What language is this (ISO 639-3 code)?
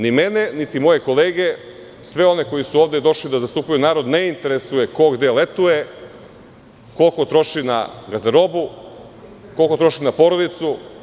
srp